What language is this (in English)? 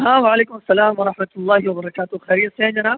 Urdu